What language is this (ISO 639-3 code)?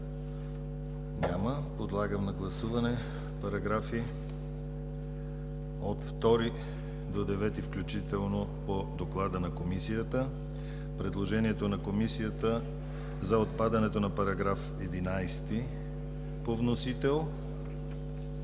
bul